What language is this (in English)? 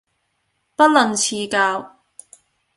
Cantonese